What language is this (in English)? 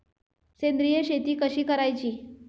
Marathi